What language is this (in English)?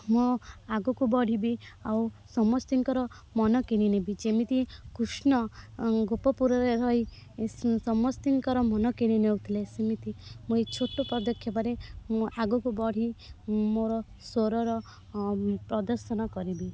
Odia